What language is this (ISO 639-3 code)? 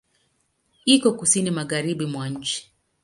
swa